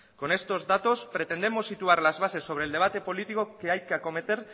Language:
Spanish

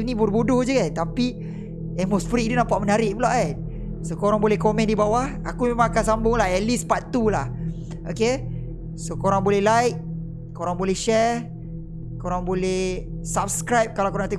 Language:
Malay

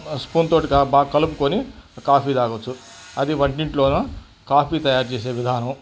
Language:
Telugu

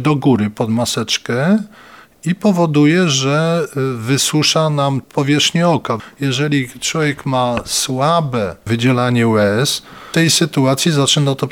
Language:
Polish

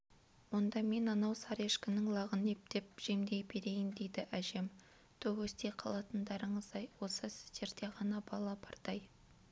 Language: Kazakh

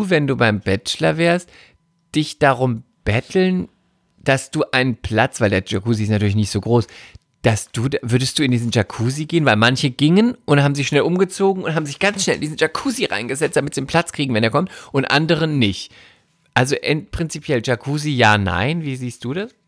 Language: German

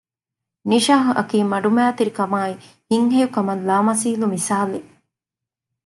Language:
Divehi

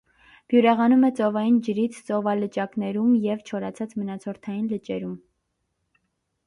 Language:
Armenian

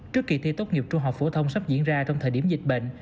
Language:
Vietnamese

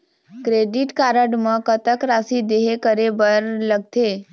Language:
Chhattisgarhi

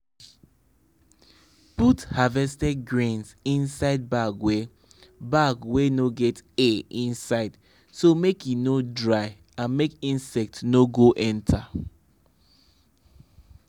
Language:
Nigerian Pidgin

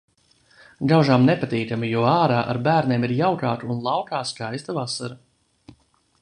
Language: Latvian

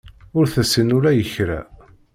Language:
Kabyle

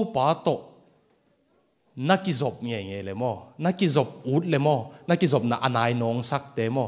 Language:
Thai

